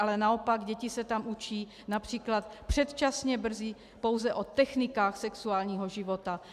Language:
Czech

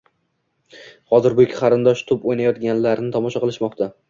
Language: Uzbek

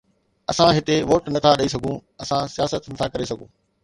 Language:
Sindhi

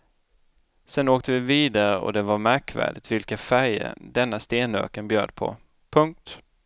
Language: Swedish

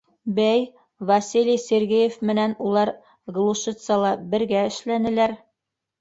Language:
Bashkir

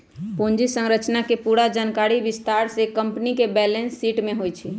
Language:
Magahi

